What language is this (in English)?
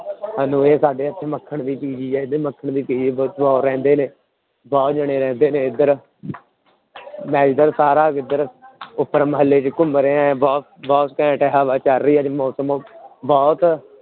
Punjabi